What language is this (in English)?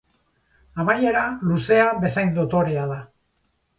Basque